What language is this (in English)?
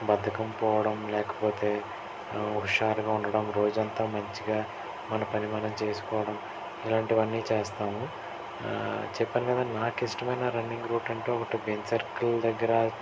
Telugu